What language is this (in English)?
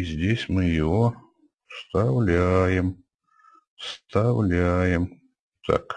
Russian